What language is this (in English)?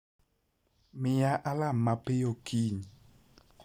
Luo (Kenya and Tanzania)